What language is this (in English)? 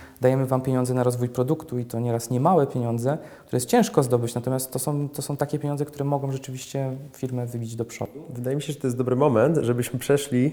Polish